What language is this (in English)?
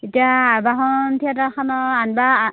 Assamese